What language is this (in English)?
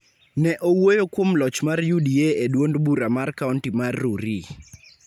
Luo (Kenya and Tanzania)